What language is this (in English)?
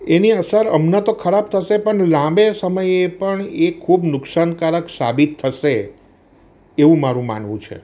Gujarati